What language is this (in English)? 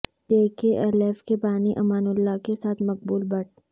Urdu